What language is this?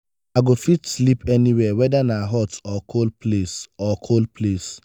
Nigerian Pidgin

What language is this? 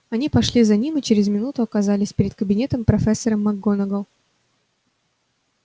Russian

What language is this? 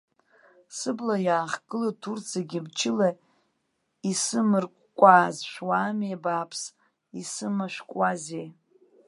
Abkhazian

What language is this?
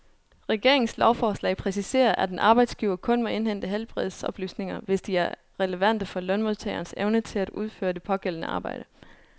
Danish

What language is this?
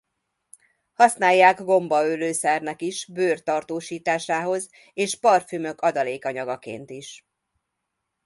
Hungarian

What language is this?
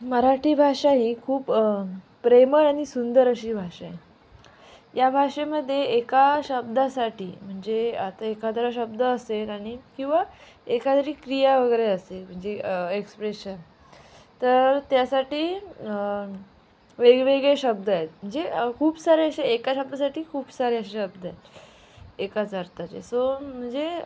Marathi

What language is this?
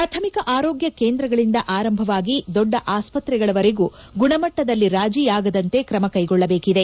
Kannada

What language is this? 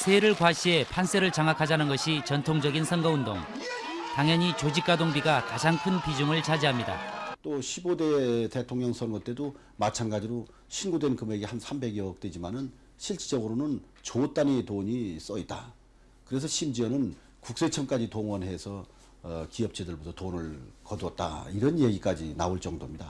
Korean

